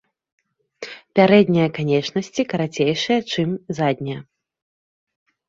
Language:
Belarusian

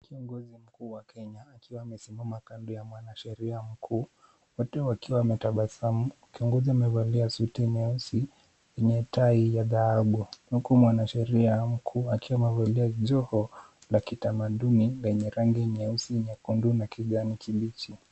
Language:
Swahili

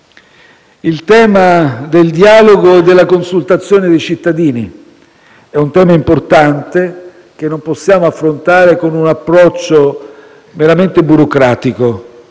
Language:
Italian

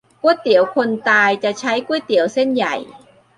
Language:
Thai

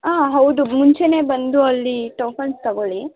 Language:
Kannada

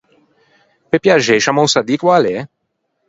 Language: Ligurian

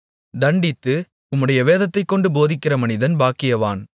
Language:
Tamil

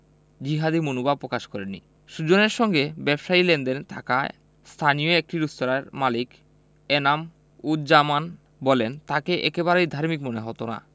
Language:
Bangla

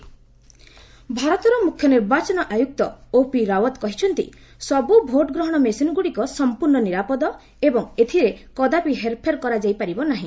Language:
Odia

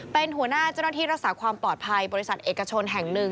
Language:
Thai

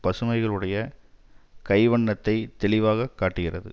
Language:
Tamil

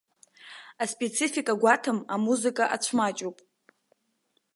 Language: Abkhazian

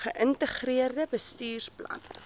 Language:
Afrikaans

